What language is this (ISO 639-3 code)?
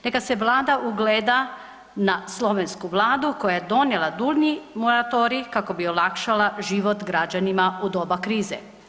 hrv